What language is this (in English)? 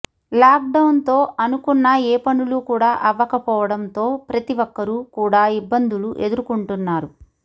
Telugu